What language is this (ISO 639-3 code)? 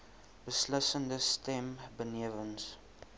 afr